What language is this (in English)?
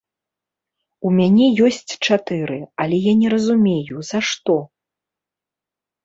Belarusian